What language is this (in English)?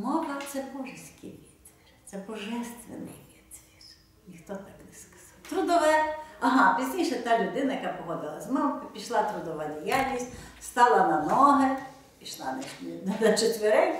Ukrainian